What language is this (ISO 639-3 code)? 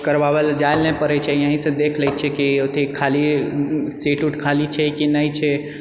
mai